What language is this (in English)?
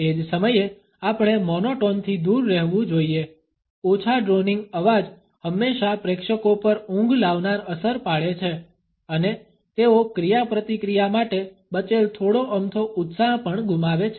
Gujarati